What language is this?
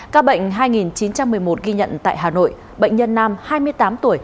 Vietnamese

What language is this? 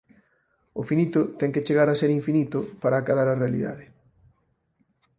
Galician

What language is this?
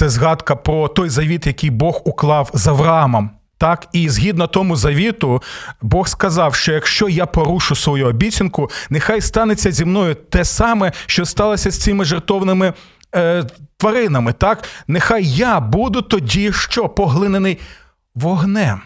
Ukrainian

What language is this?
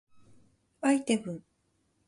Japanese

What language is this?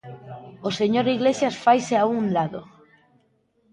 Galician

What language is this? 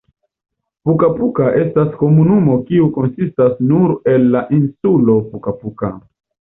Esperanto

